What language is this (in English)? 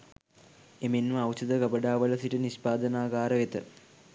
Sinhala